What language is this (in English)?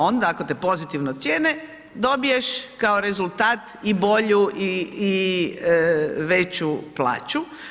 Croatian